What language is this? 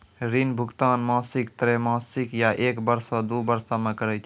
Maithili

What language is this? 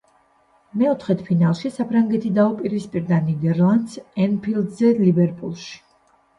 Georgian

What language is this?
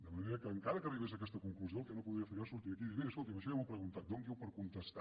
Catalan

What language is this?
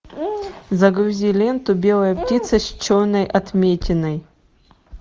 Russian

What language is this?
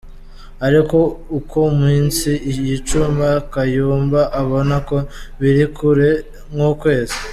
Kinyarwanda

